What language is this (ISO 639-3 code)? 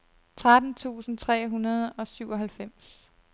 dan